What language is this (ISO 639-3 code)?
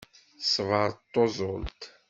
kab